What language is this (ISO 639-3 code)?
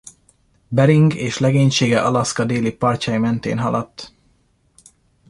hun